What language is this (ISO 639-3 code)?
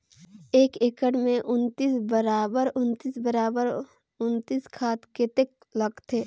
hne